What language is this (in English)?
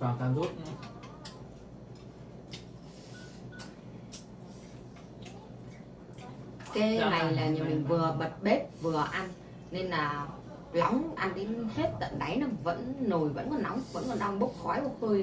Vietnamese